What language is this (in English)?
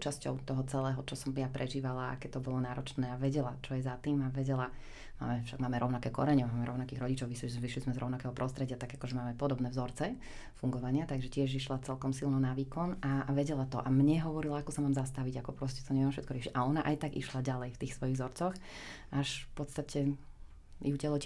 Slovak